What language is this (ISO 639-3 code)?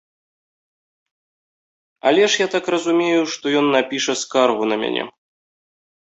bel